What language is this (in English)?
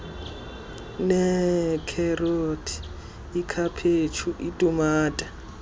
Xhosa